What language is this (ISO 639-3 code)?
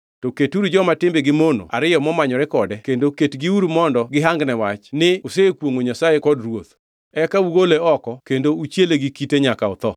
luo